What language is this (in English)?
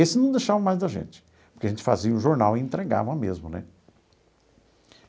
Portuguese